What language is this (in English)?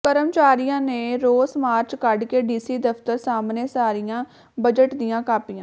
Punjabi